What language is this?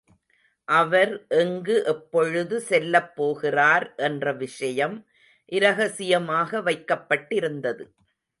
Tamil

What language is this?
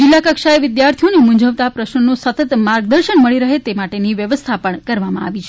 Gujarati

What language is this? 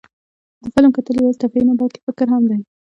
Pashto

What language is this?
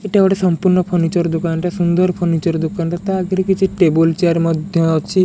Odia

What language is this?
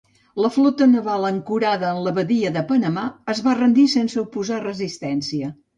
Catalan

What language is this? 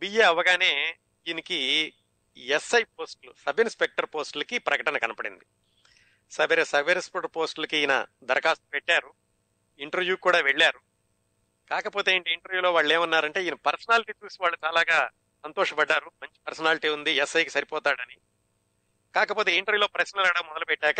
Telugu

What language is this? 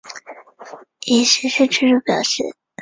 Chinese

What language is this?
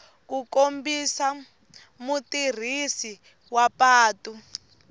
Tsonga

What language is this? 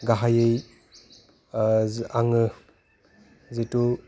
Bodo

